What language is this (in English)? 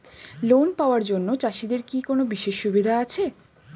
Bangla